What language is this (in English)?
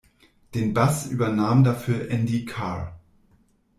German